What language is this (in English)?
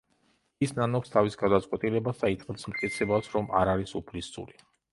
Georgian